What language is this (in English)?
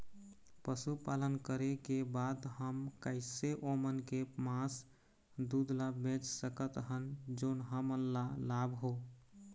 Chhattisgarhi